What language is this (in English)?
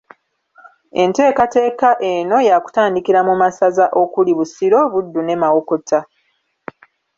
Ganda